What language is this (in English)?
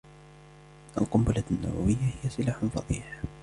Arabic